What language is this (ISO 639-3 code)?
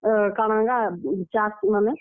ori